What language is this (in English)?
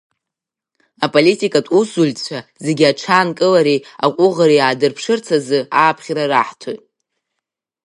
Abkhazian